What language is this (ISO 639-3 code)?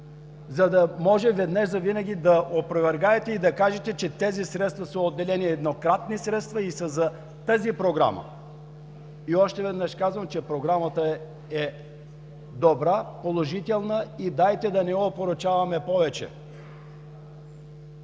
bul